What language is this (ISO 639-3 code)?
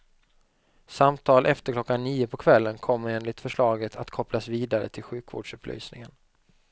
swe